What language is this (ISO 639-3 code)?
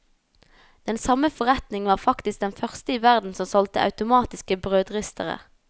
nor